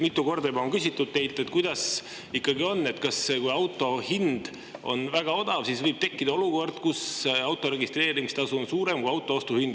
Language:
Estonian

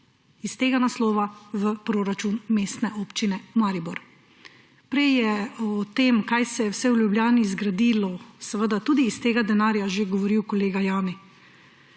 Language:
Slovenian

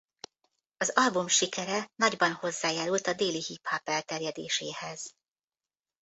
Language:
Hungarian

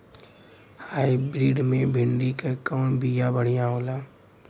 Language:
Bhojpuri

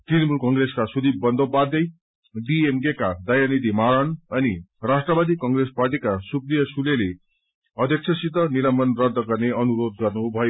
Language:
Nepali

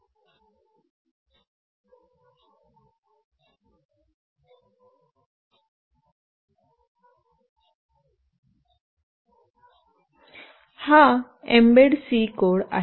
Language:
Marathi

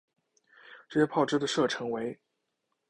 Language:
Chinese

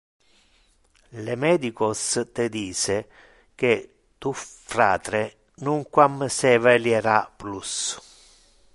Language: Interlingua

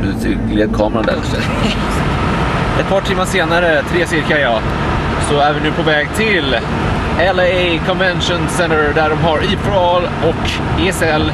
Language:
Swedish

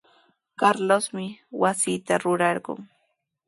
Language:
Sihuas Ancash Quechua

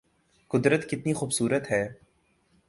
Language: Urdu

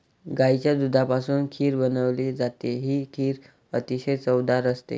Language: Marathi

